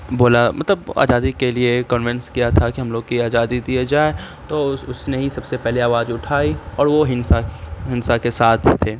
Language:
Urdu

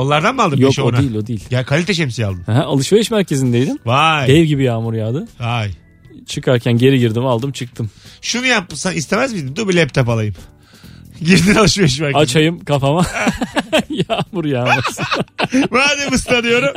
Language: Turkish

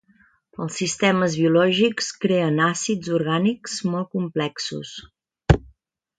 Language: Catalan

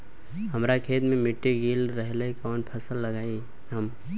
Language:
Bhojpuri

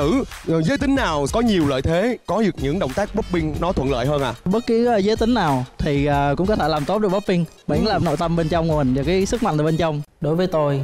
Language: Vietnamese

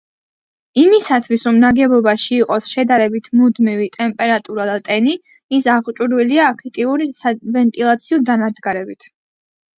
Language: Georgian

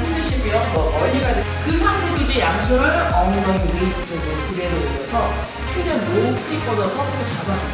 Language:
Korean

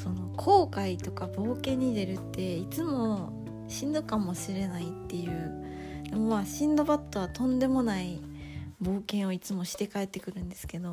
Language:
Japanese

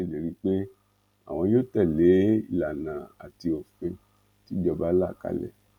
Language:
Yoruba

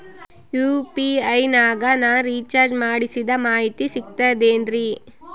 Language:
Kannada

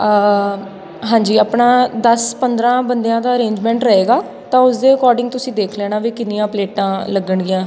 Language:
Punjabi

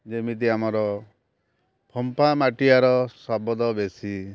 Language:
Odia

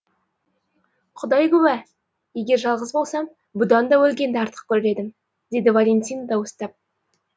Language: Kazakh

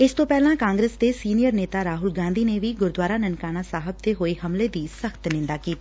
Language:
Punjabi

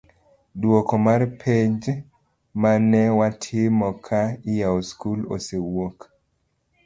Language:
Luo (Kenya and Tanzania)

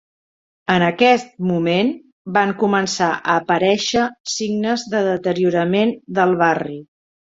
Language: Catalan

